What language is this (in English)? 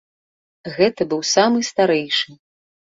Belarusian